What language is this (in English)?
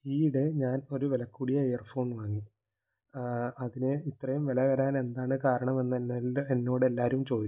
Malayalam